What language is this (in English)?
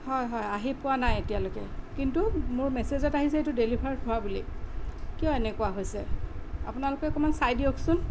Assamese